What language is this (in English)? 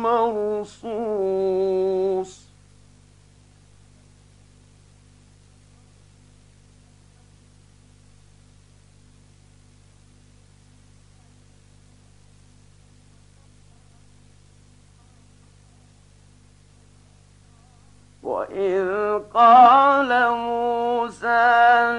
Arabic